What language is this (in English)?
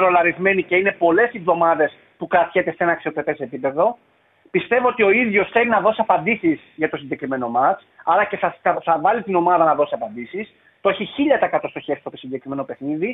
Greek